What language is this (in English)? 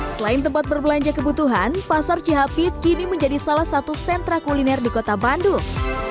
Indonesian